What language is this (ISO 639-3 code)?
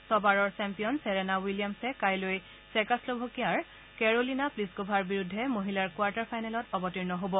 asm